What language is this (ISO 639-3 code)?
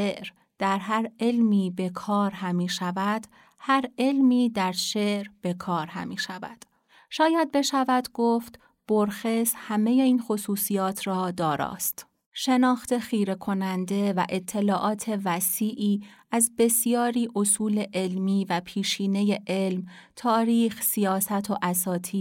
fas